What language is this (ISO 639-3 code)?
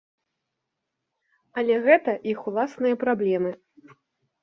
bel